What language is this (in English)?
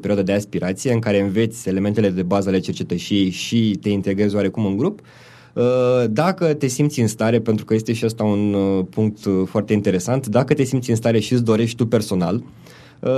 Romanian